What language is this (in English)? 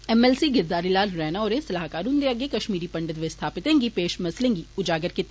Dogri